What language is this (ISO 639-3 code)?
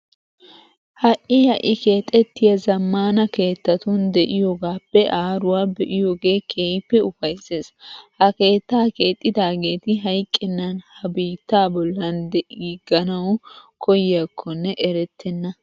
wal